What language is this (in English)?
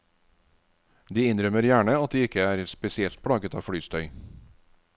Norwegian